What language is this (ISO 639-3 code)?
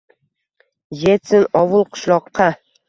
uzb